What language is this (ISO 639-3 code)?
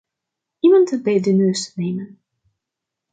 nld